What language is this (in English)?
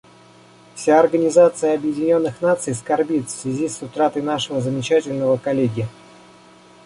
Russian